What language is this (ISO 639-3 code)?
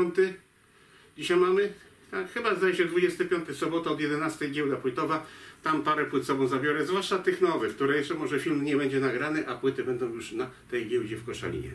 pol